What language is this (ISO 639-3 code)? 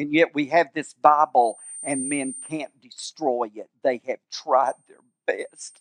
eng